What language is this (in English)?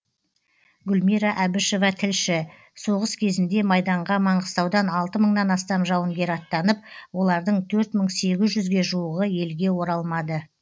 Kazakh